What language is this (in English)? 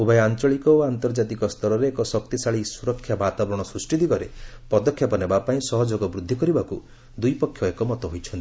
Odia